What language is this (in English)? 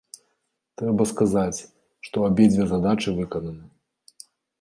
Belarusian